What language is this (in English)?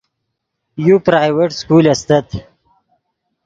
Yidgha